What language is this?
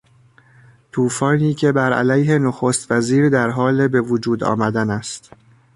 Persian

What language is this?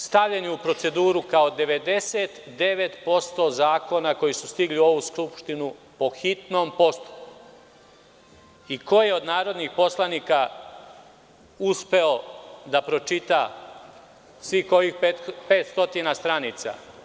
Serbian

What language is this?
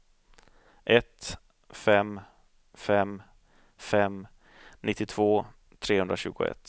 Swedish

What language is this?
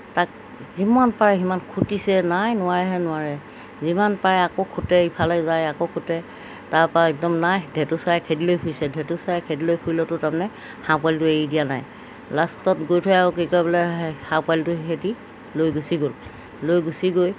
Assamese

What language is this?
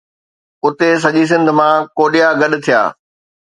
Sindhi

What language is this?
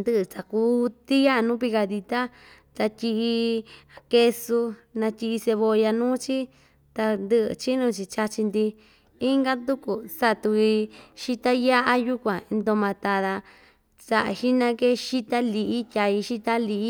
Ixtayutla Mixtec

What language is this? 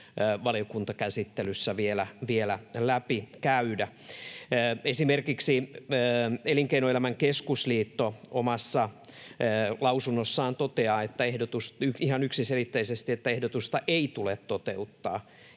Finnish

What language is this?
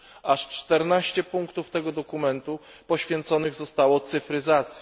Polish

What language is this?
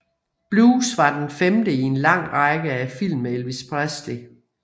Danish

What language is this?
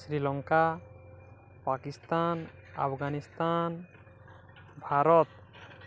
Odia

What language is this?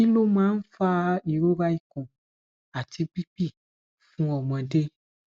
Yoruba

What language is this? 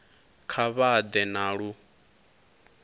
Venda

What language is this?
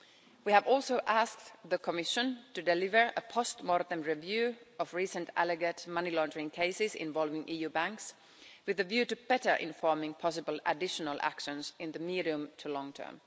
English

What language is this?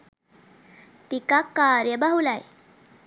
Sinhala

